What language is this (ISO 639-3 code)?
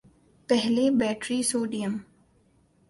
urd